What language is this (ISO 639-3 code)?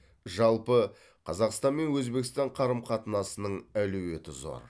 kaz